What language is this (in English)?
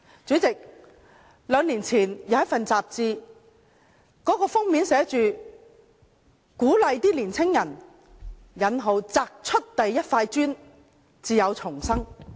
Cantonese